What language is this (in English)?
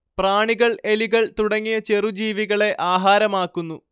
Malayalam